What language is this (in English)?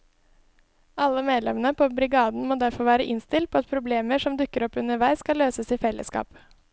Norwegian